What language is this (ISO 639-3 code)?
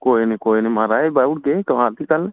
doi